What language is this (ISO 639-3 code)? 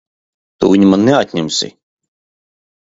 lav